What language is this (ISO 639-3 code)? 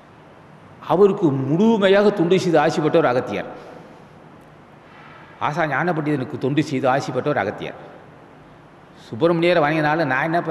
tha